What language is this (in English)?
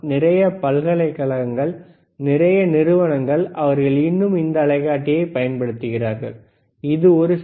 Tamil